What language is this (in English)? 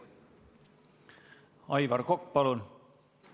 Estonian